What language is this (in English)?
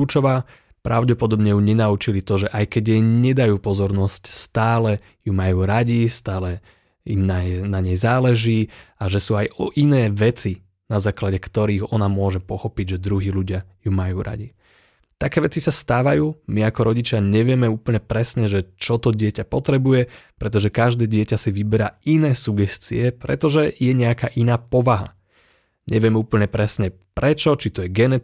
Slovak